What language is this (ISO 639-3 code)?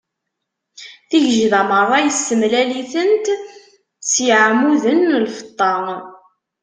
kab